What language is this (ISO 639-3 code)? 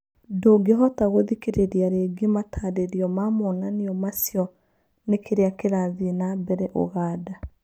kik